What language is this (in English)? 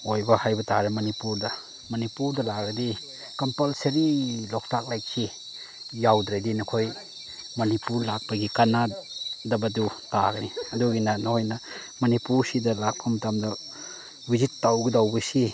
Manipuri